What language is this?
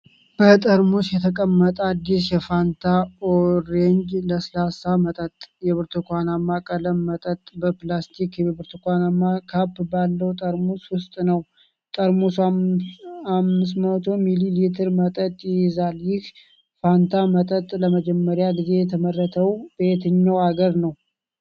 Amharic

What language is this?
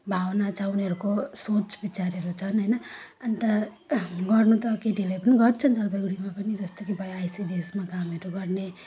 Nepali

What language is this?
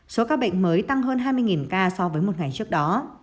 Vietnamese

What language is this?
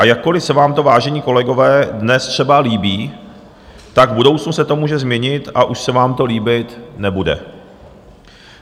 Czech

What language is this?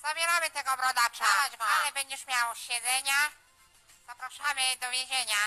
Polish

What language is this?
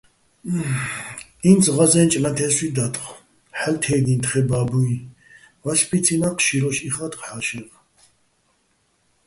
Bats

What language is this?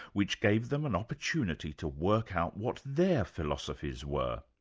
English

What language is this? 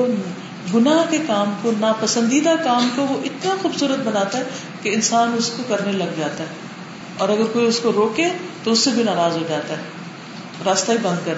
Urdu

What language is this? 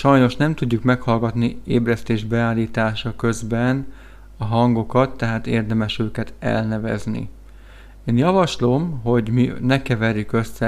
Hungarian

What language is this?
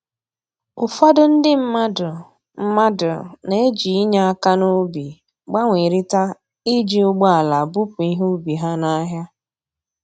Igbo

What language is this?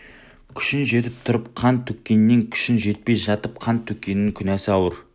Kazakh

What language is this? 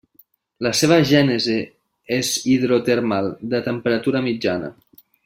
Catalan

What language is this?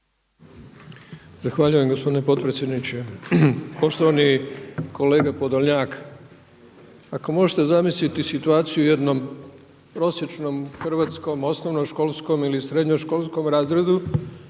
Croatian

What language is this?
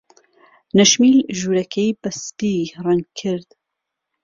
Central Kurdish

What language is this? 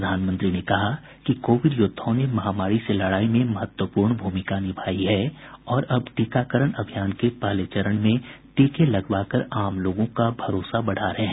Hindi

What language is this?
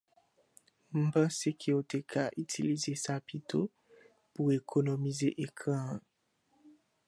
Haitian Creole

